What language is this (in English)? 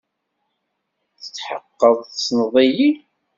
Kabyle